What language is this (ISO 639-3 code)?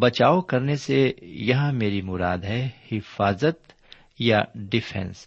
urd